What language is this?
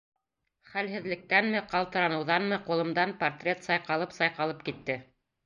Bashkir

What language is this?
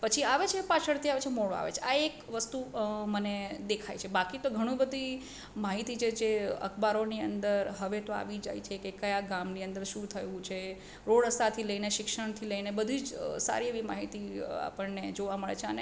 Gujarati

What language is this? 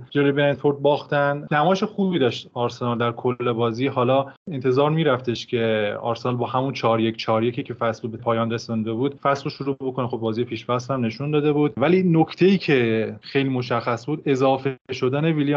Persian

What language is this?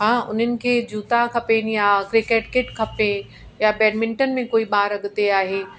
Sindhi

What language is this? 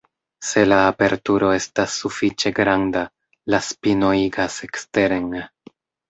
Esperanto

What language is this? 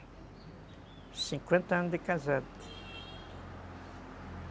Portuguese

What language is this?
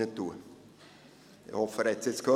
Swiss German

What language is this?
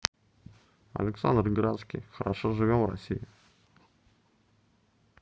Russian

